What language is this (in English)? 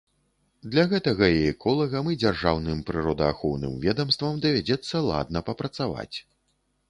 Belarusian